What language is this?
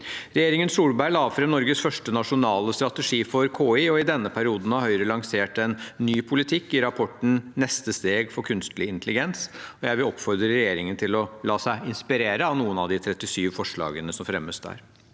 Norwegian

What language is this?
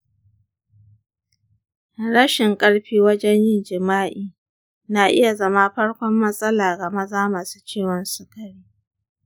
Hausa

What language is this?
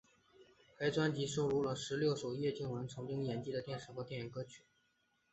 Chinese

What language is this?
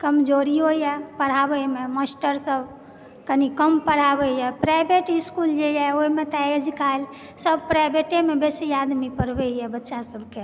Maithili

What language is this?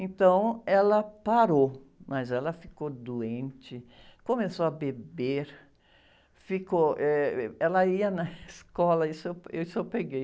Portuguese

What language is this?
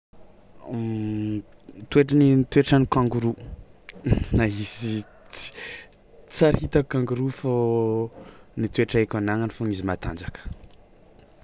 Tsimihety Malagasy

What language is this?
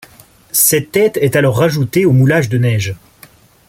French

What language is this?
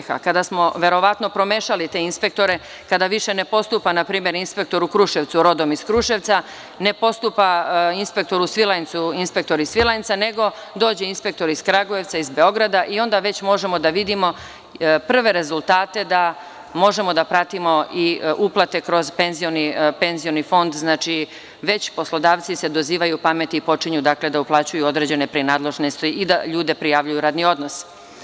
Serbian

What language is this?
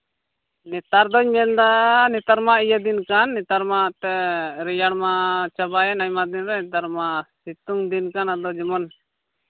Santali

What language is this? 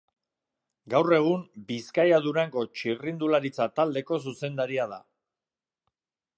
Basque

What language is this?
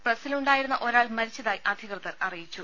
Malayalam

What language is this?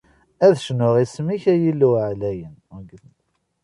Kabyle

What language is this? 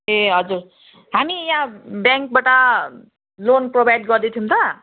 Nepali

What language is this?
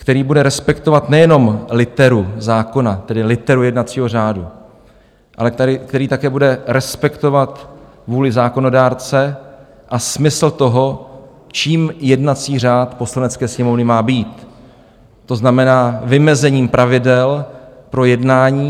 Czech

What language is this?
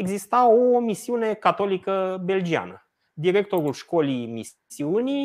Romanian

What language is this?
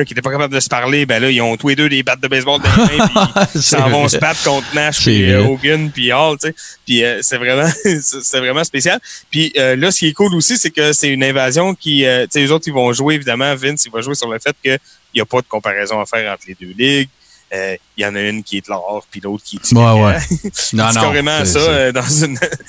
French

